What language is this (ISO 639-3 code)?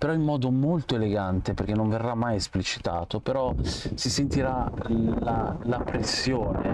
ita